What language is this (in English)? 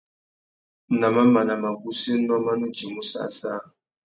Tuki